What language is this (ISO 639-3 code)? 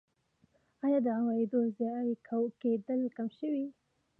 pus